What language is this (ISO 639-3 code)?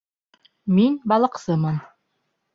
bak